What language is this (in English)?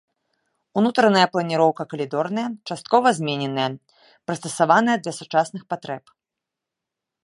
Belarusian